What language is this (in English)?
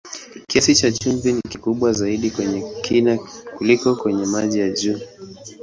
Swahili